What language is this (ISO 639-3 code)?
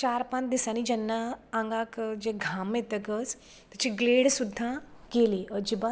kok